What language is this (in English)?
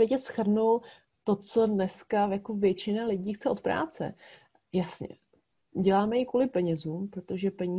Czech